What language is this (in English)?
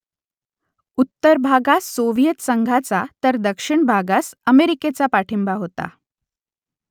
Marathi